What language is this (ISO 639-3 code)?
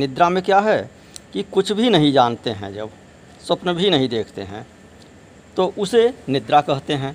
hin